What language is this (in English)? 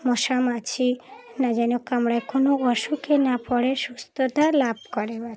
Bangla